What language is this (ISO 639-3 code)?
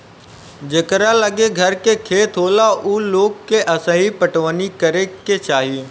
bho